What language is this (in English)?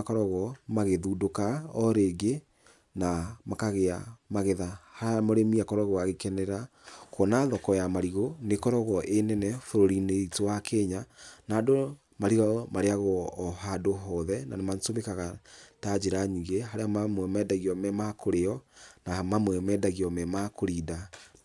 Kikuyu